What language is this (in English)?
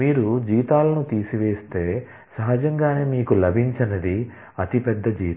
Telugu